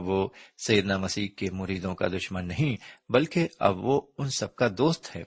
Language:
Urdu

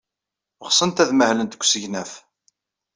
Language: Kabyle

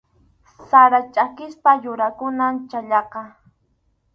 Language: Arequipa-La Unión Quechua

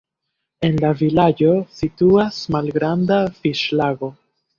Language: Esperanto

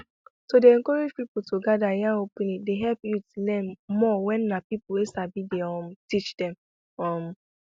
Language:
Nigerian Pidgin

